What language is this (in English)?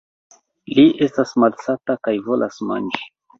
Esperanto